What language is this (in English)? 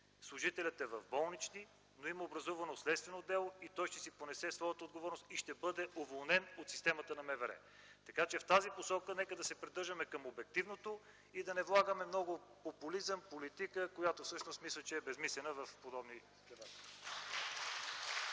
Bulgarian